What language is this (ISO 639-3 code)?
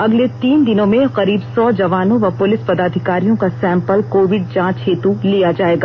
hin